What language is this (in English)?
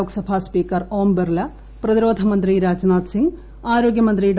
Malayalam